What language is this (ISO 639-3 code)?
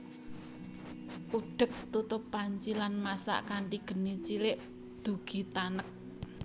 jav